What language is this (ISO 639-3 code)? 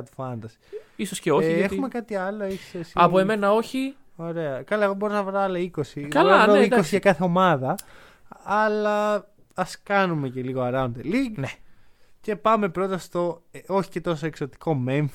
ell